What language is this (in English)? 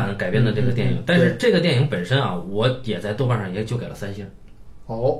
Chinese